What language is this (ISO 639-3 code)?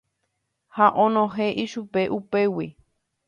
grn